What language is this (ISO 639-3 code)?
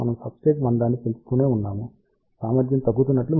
tel